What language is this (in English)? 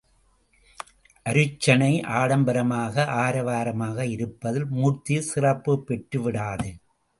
Tamil